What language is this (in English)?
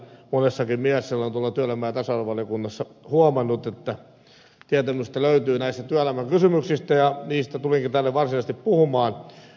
Finnish